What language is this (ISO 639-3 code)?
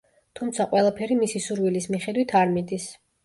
kat